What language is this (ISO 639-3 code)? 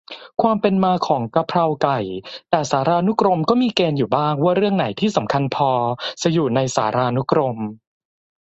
tha